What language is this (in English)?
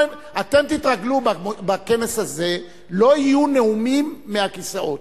Hebrew